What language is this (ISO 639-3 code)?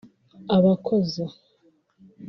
kin